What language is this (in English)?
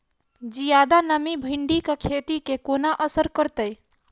Maithili